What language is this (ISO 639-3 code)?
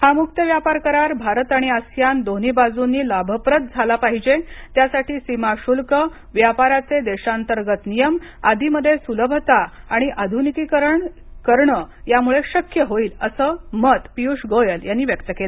mar